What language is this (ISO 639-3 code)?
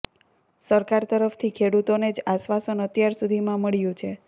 guj